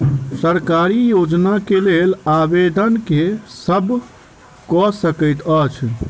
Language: Maithili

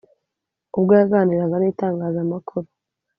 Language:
Kinyarwanda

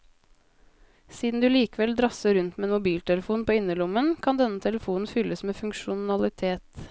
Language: Norwegian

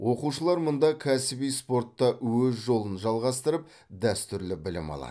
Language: Kazakh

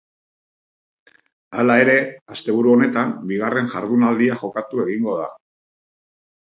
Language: Basque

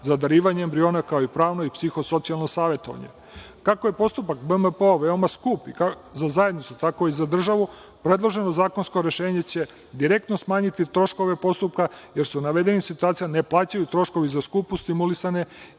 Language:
Serbian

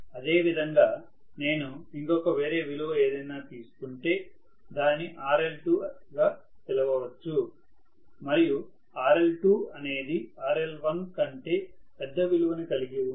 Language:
Telugu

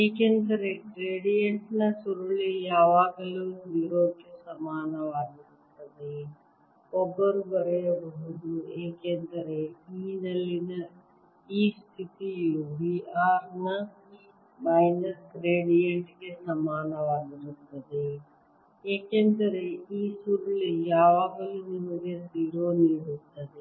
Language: Kannada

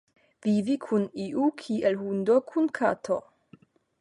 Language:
Esperanto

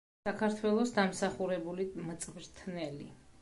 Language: Georgian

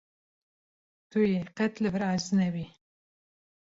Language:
Kurdish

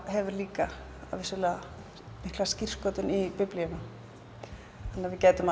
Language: Icelandic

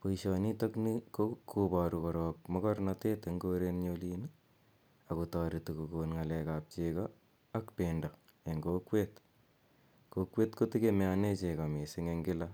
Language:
Kalenjin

